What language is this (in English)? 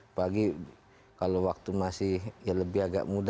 Indonesian